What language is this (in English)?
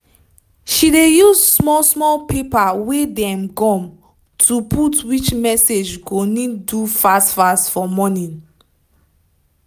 Nigerian Pidgin